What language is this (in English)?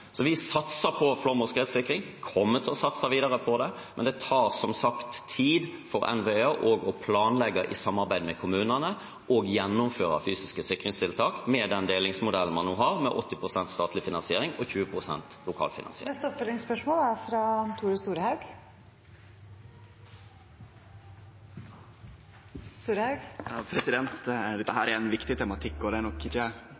Norwegian